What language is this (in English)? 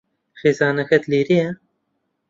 Central Kurdish